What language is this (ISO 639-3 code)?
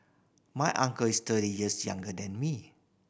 eng